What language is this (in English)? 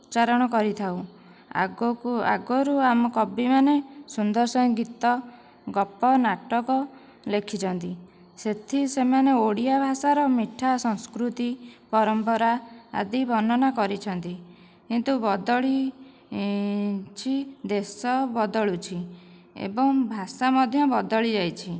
Odia